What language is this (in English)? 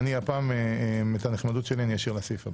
Hebrew